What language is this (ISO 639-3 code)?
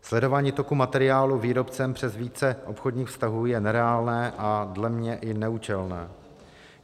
ces